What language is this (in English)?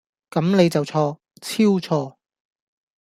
Cantonese